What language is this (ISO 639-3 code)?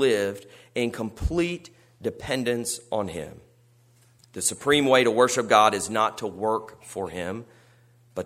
eng